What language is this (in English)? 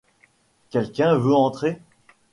French